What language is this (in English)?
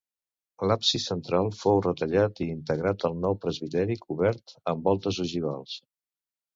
Catalan